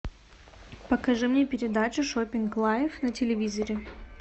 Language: Russian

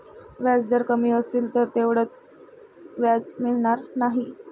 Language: Marathi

